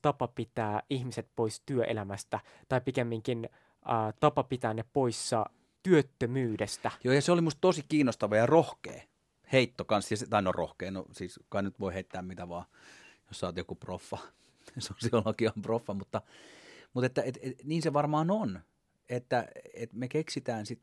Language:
Finnish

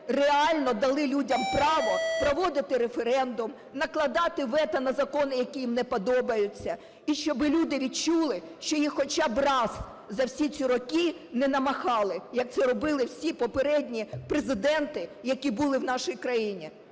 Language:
Ukrainian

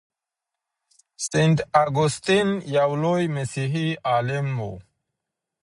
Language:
Pashto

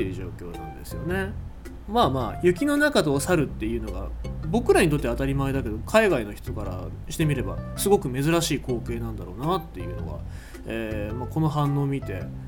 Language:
Japanese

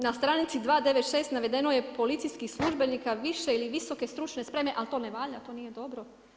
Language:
Croatian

